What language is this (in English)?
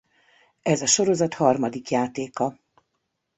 Hungarian